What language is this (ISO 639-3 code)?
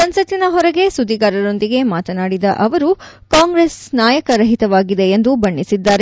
kan